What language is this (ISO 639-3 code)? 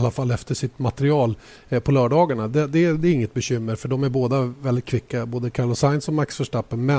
swe